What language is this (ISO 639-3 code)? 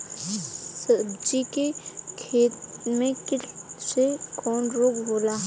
bho